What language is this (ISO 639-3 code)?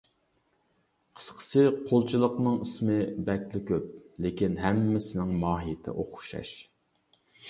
uig